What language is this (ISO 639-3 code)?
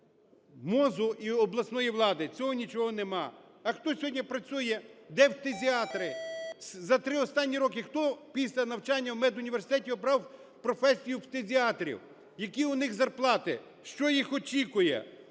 ukr